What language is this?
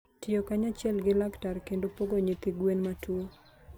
Luo (Kenya and Tanzania)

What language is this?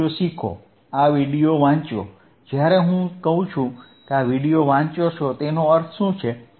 Gujarati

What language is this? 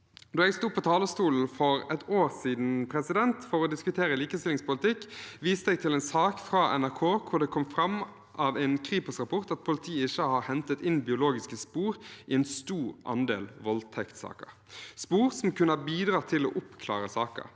Norwegian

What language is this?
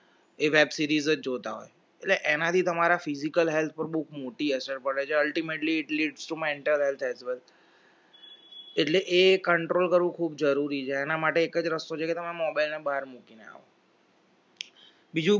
Gujarati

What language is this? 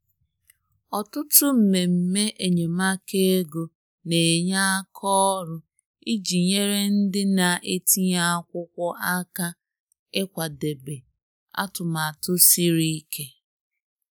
Igbo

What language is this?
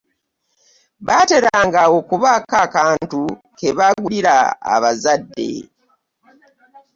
Ganda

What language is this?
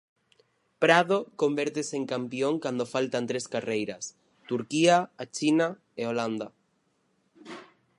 Galician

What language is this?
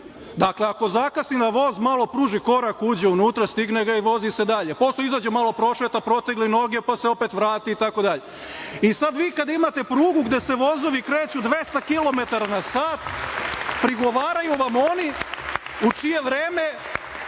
Serbian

